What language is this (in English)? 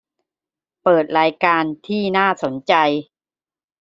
Thai